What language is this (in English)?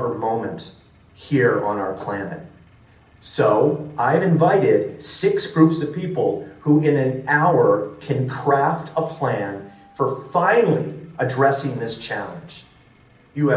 English